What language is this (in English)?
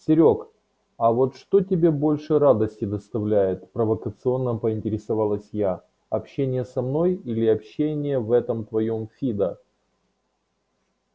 Russian